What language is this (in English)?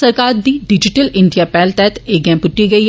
Dogri